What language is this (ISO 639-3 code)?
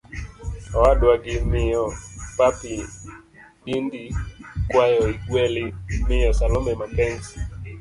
luo